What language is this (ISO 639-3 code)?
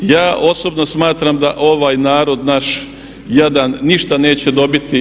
hrv